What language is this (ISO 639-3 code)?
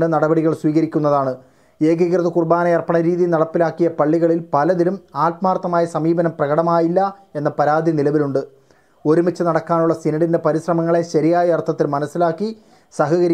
mal